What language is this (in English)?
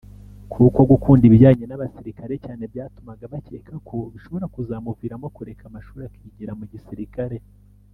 Kinyarwanda